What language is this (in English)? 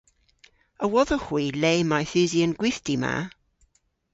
Cornish